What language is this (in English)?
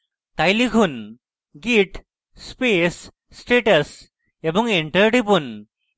Bangla